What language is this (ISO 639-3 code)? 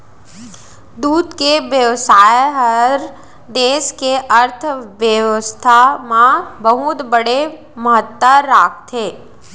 hne